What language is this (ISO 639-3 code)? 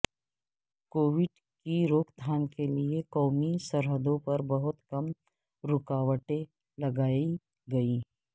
urd